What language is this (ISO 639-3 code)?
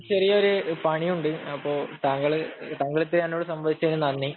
mal